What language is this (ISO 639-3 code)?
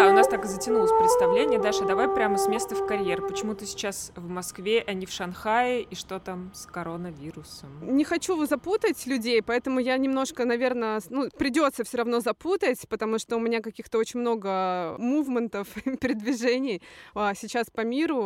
rus